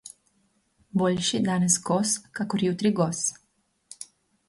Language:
Slovenian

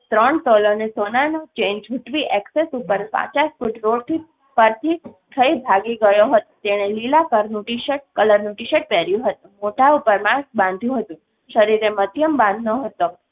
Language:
Gujarati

